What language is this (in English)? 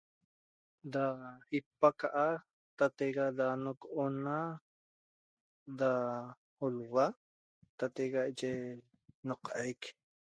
Toba